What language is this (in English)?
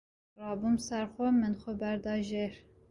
Kurdish